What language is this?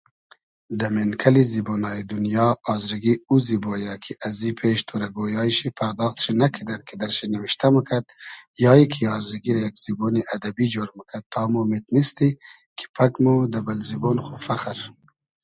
Hazaragi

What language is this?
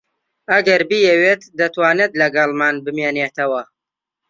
Central Kurdish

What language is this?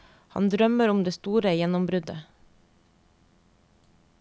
Norwegian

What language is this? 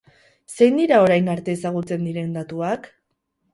Basque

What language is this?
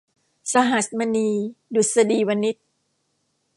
Thai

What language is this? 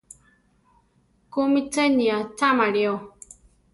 Central Tarahumara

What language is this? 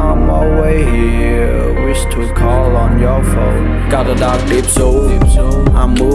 Khmer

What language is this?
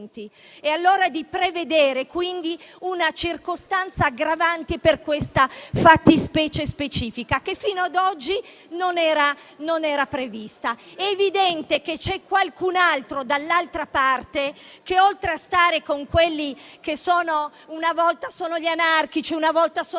Italian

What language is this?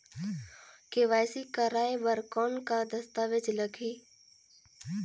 Chhattisgarhi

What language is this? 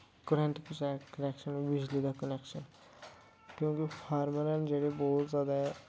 Dogri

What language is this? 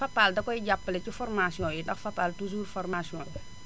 Wolof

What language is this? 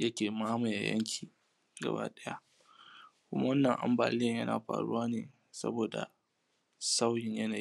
Hausa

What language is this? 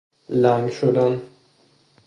Persian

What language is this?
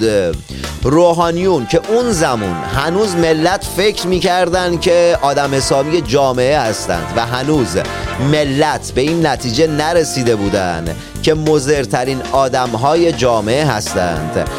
Persian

